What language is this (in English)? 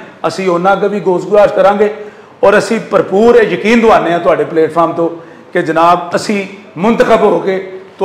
Punjabi